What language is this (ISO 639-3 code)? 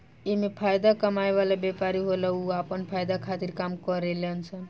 bho